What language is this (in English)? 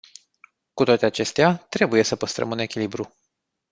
Romanian